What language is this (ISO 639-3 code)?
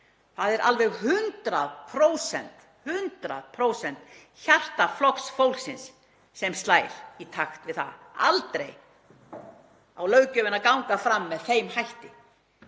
isl